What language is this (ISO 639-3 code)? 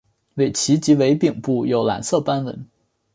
zho